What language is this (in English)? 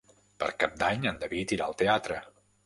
Catalan